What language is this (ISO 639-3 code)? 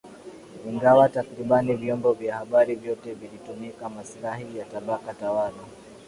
swa